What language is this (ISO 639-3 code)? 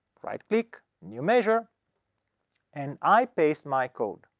eng